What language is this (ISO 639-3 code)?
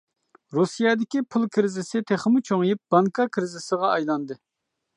uig